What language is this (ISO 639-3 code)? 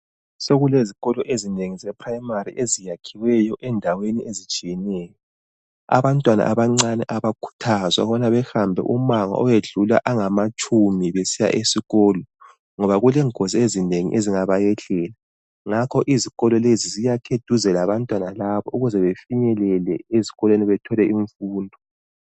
nde